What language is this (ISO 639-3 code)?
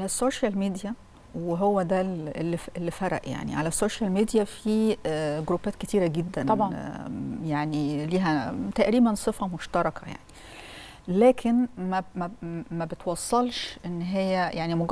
ara